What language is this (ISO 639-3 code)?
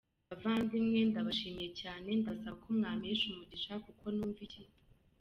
kin